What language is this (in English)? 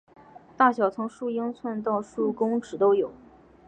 Chinese